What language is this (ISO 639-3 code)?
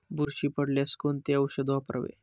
mar